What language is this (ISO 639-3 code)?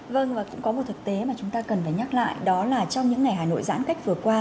vie